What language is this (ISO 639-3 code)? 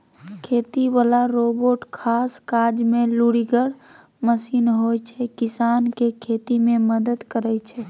mai